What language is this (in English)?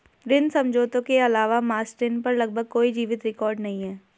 Hindi